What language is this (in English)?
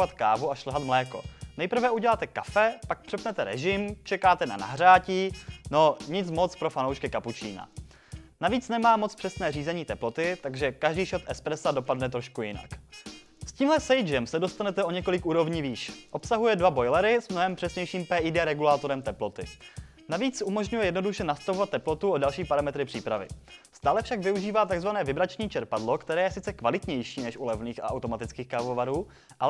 Czech